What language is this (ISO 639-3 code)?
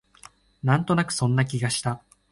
jpn